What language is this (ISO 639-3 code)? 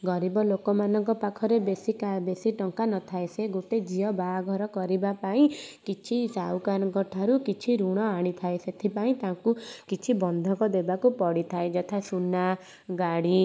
ori